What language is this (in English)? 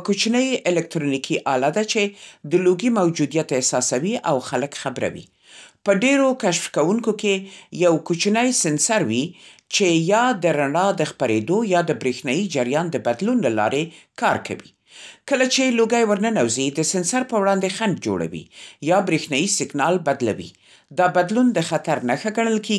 Central Pashto